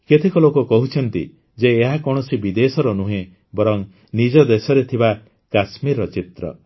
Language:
Odia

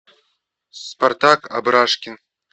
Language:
Russian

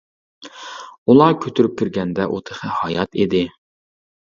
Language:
Uyghur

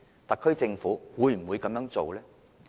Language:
Cantonese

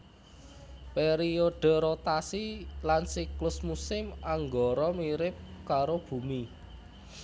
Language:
Javanese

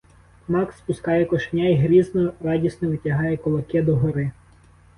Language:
Ukrainian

